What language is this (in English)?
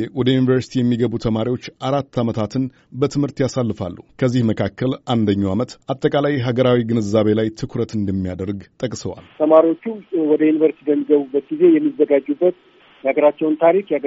Amharic